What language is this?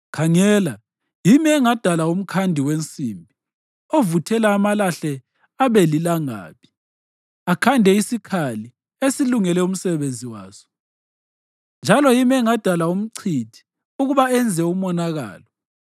North Ndebele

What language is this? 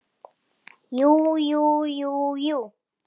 Icelandic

